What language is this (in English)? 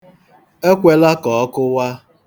Igbo